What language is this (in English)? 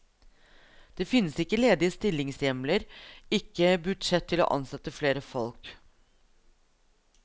Norwegian